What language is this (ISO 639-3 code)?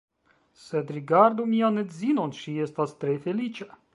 epo